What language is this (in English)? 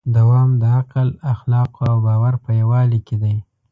Pashto